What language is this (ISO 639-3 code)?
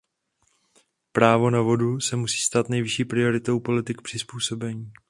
ces